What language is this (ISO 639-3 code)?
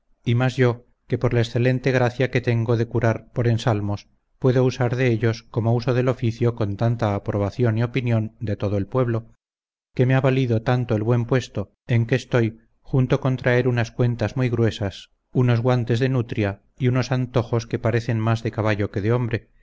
spa